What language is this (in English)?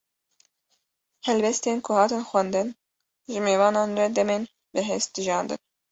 Kurdish